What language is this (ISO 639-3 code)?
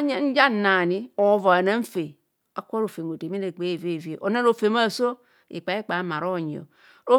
bcs